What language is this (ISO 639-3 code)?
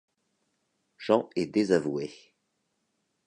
fra